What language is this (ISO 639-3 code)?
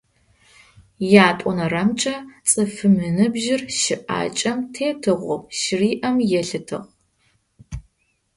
ady